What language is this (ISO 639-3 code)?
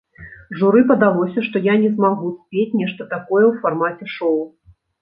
bel